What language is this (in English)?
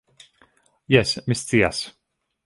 Esperanto